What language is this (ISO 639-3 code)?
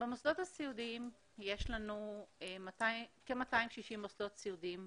heb